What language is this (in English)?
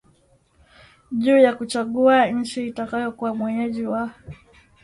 Swahili